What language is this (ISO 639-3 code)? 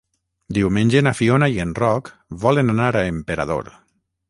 cat